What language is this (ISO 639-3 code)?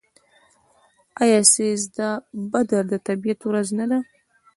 pus